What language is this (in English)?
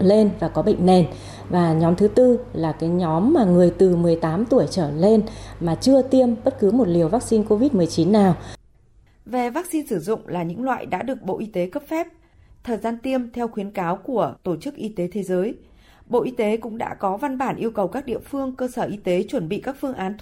Vietnamese